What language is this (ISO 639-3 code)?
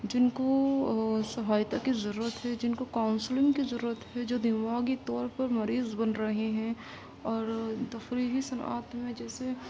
urd